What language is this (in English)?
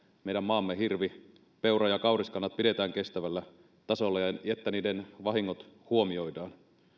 Finnish